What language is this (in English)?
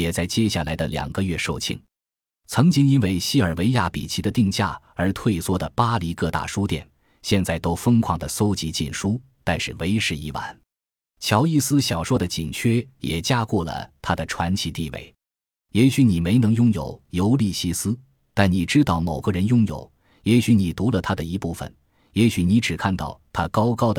Chinese